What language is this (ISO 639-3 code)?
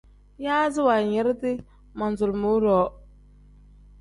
kdh